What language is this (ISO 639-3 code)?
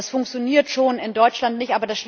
deu